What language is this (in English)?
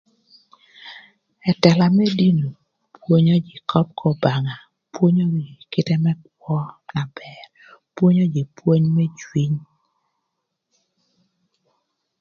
Thur